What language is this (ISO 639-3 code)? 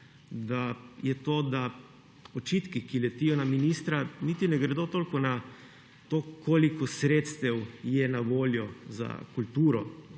slv